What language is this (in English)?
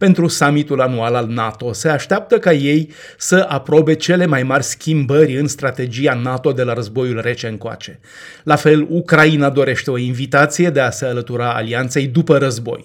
Romanian